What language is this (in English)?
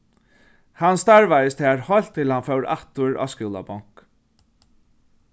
Faroese